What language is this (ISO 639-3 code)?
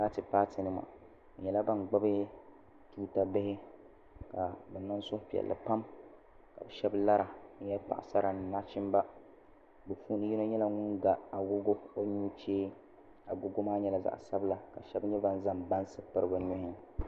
dag